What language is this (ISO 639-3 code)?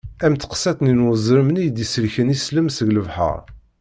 kab